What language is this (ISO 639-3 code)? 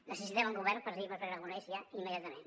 cat